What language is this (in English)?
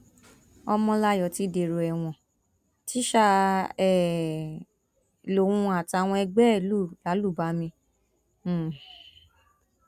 Yoruba